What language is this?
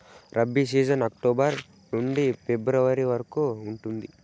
Telugu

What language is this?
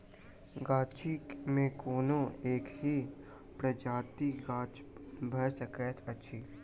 Maithili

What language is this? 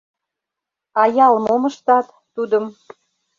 Mari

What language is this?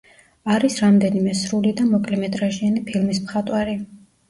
Georgian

